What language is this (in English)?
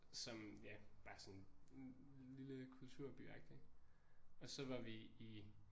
Danish